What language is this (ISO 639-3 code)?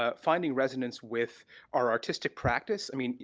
eng